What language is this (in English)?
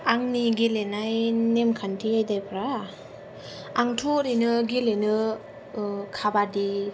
Bodo